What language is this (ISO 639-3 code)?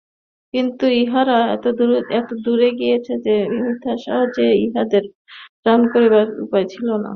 ben